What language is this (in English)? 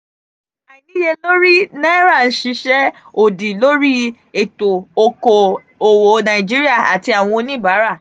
Yoruba